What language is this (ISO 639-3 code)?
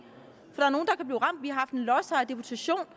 dan